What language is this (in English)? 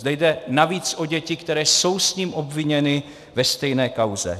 Czech